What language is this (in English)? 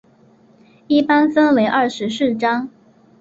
Chinese